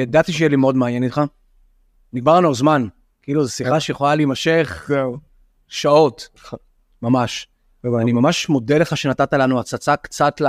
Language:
Hebrew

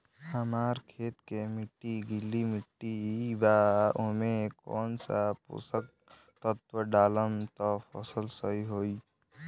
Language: Bhojpuri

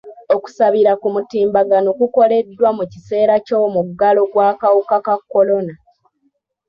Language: Ganda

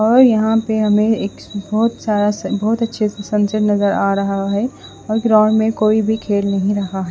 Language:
Hindi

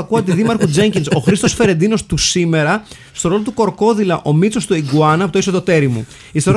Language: Greek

